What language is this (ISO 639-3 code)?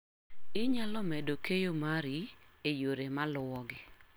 luo